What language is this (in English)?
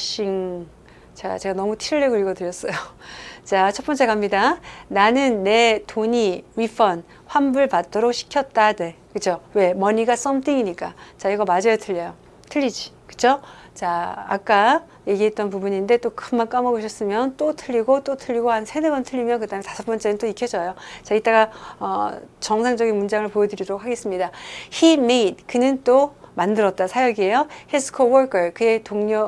Korean